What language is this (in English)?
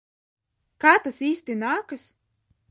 Latvian